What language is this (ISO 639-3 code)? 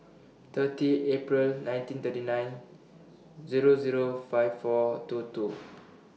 eng